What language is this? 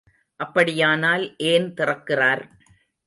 Tamil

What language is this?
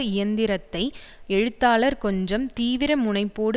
Tamil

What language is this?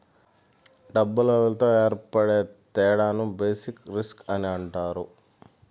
Telugu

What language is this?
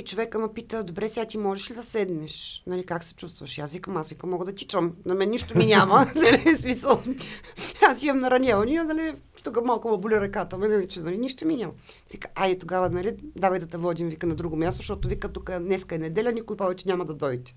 Bulgarian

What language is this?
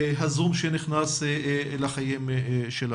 Hebrew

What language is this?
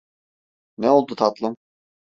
Turkish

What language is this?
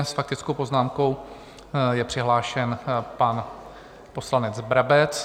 Czech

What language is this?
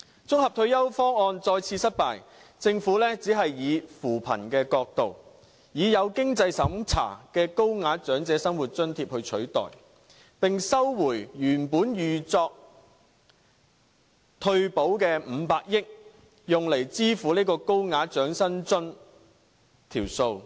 Cantonese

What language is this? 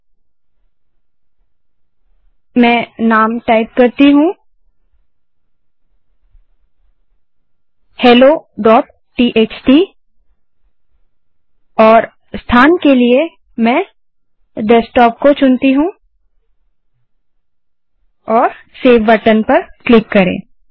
Hindi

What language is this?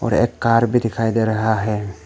Hindi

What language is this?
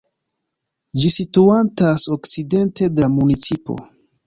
Esperanto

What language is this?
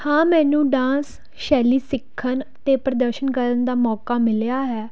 Punjabi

